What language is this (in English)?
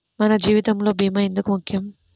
Telugu